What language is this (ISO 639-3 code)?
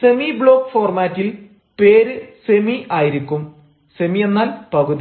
mal